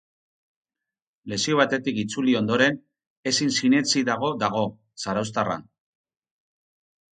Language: Basque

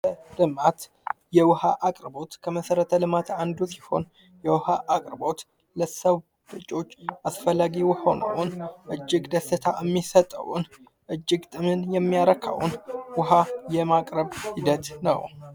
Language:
Amharic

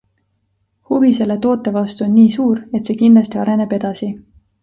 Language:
Estonian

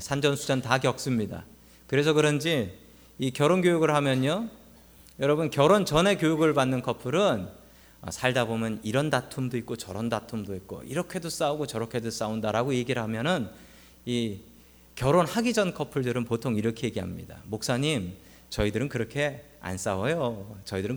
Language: Korean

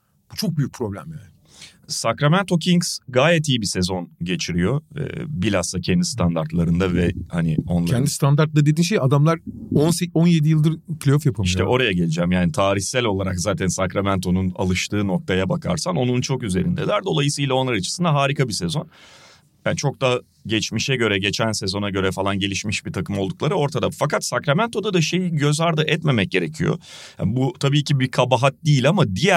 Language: Turkish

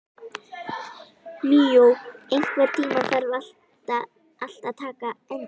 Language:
Icelandic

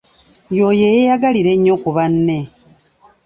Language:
Ganda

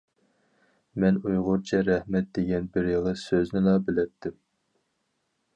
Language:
Uyghur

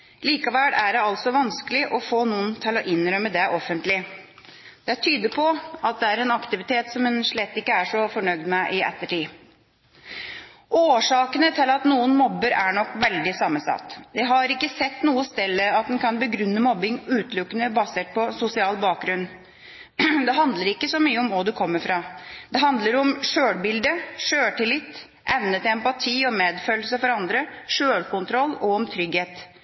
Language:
Norwegian Bokmål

